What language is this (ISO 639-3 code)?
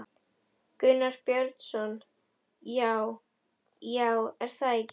isl